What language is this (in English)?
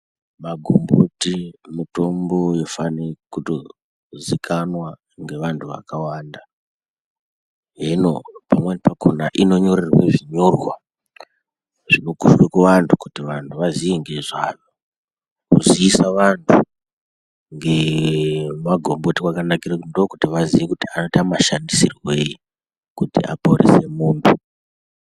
Ndau